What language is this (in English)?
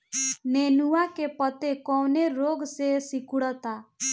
Bhojpuri